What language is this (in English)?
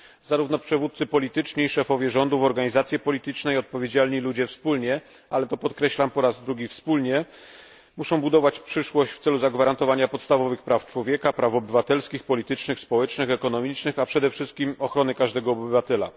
Polish